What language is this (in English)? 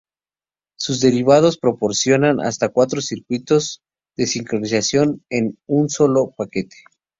Spanish